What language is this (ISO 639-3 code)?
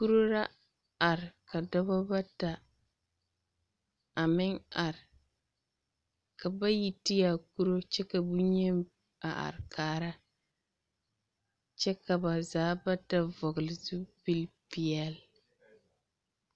dga